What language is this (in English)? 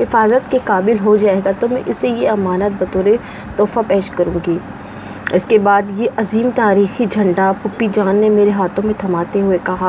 Urdu